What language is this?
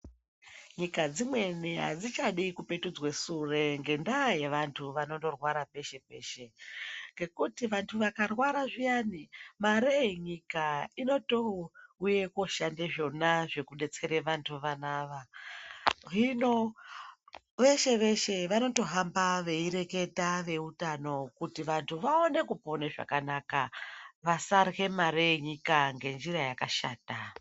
Ndau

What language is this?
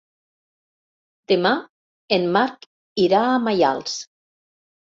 Catalan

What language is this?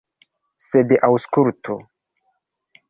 Esperanto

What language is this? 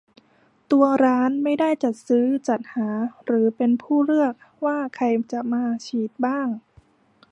Thai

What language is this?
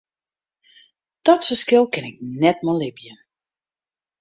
Western Frisian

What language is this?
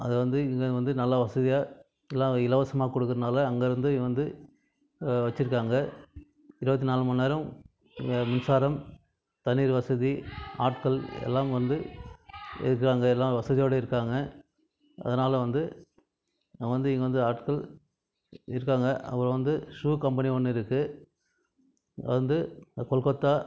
Tamil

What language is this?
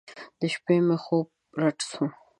Pashto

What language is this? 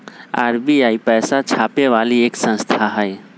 Magahi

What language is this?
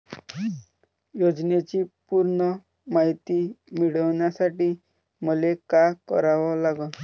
Marathi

